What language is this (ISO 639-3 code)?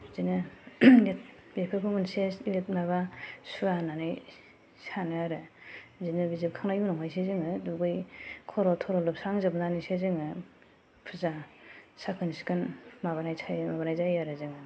brx